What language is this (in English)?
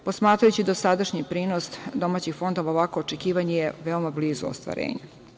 Serbian